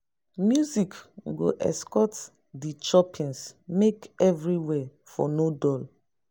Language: Nigerian Pidgin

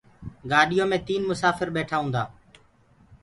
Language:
Gurgula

